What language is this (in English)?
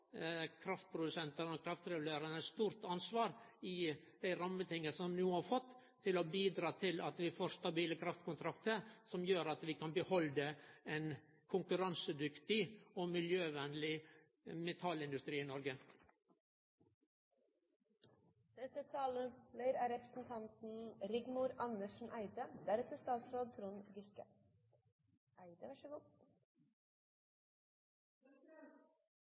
Norwegian